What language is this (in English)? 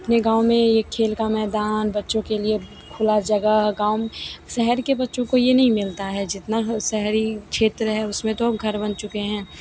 Hindi